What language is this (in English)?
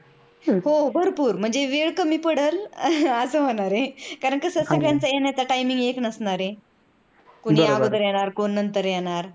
Marathi